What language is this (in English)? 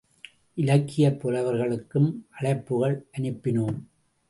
Tamil